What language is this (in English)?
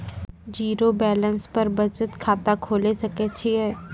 Maithili